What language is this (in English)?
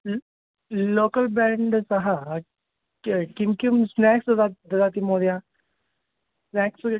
Sanskrit